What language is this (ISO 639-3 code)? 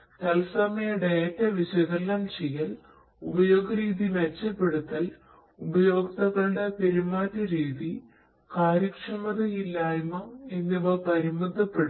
mal